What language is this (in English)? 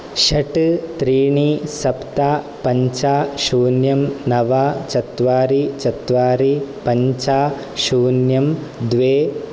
Sanskrit